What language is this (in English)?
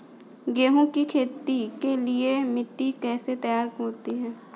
Hindi